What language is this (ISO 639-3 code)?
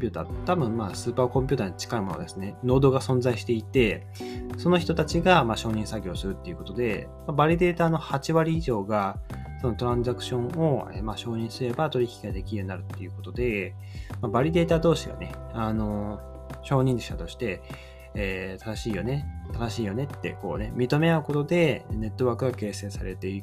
jpn